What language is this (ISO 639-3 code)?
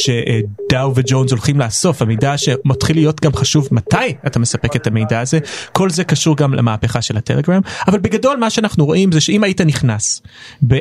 heb